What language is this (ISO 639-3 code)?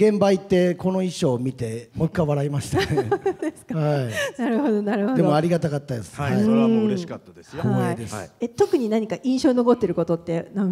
jpn